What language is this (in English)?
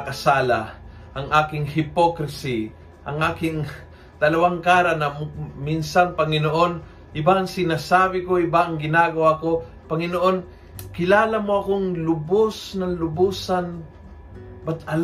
Filipino